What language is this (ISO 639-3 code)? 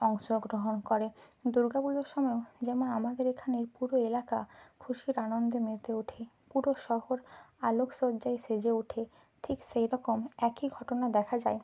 ben